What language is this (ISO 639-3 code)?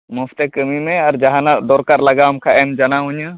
sat